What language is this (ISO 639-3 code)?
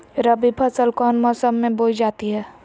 mag